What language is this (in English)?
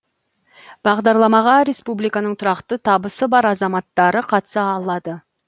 Kazakh